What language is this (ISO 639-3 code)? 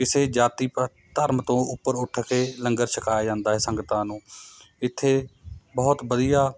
pan